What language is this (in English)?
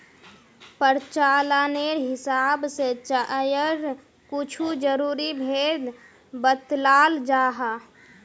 Magahi